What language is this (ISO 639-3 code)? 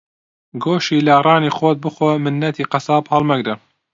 ckb